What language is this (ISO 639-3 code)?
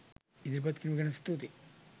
sin